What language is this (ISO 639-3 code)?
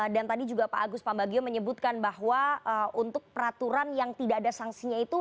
ind